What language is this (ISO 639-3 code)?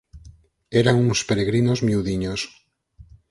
glg